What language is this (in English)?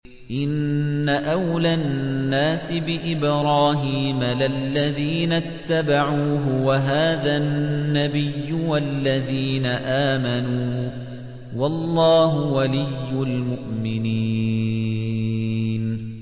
Arabic